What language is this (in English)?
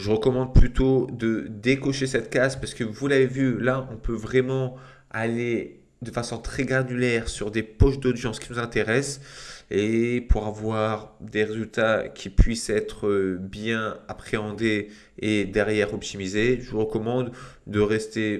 French